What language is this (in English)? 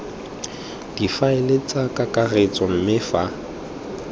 Tswana